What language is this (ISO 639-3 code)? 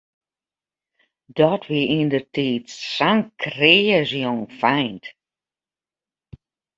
fry